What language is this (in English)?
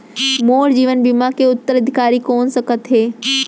Chhattisgarhi